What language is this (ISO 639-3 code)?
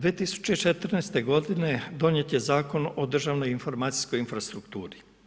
hrv